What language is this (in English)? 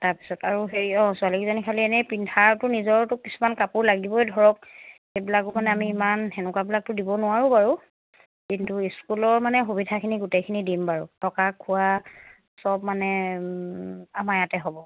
Assamese